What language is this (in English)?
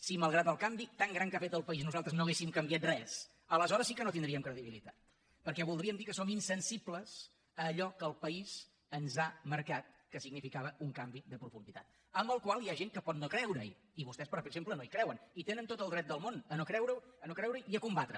Catalan